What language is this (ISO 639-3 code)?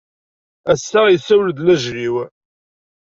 kab